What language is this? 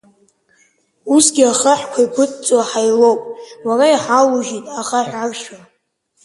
Abkhazian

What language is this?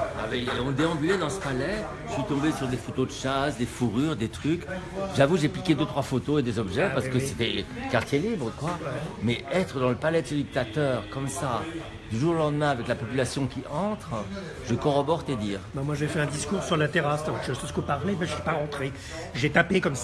French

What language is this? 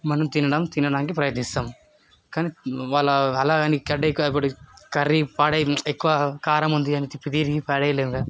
Telugu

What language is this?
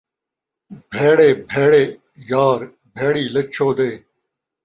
Saraiki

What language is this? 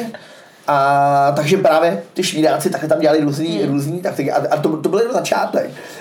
Czech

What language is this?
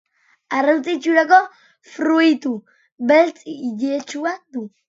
Basque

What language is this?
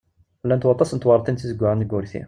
Kabyle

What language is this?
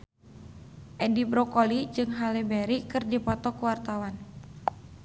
Sundanese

